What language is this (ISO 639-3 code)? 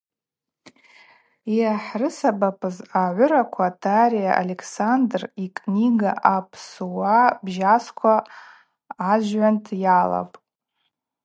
abq